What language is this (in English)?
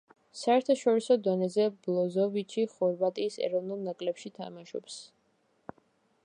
Georgian